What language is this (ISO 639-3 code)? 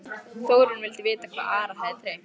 isl